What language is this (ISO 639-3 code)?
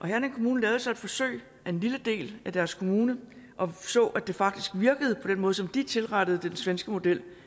dan